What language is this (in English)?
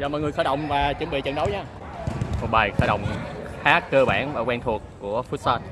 Vietnamese